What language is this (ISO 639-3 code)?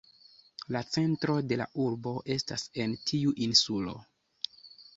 epo